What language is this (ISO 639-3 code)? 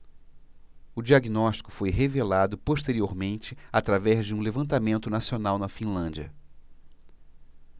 por